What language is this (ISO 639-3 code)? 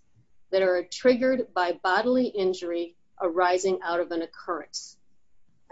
eng